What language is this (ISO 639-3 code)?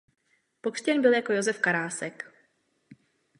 ces